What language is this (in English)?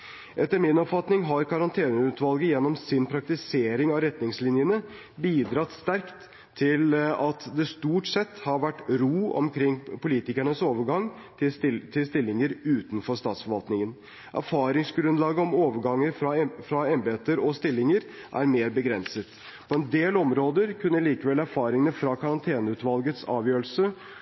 Norwegian Bokmål